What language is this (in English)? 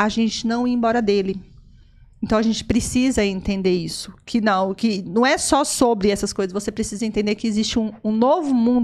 Portuguese